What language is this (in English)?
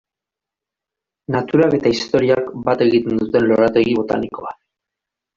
Basque